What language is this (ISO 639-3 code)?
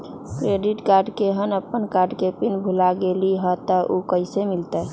mag